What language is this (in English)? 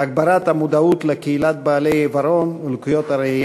Hebrew